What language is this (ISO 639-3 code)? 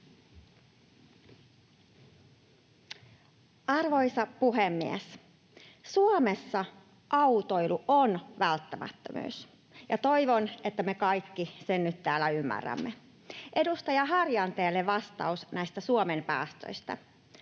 fin